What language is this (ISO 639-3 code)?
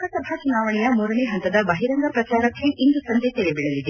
kan